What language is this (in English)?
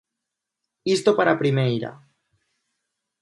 Galician